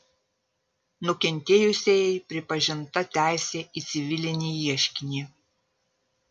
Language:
Lithuanian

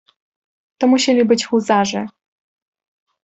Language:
Polish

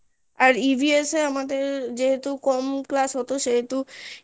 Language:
Bangla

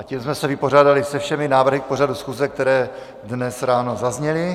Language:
Czech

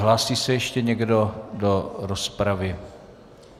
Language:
Czech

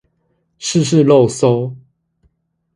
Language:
Chinese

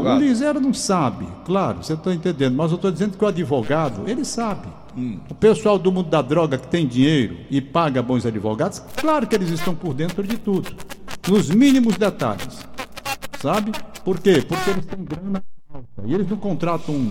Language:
Portuguese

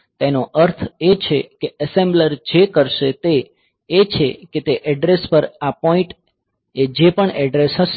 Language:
Gujarati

